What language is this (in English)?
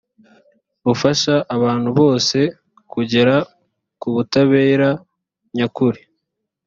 Kinyarwanda